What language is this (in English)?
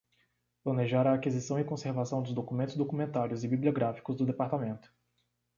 Portuguese